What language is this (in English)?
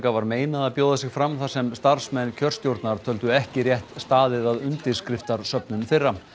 Icelandic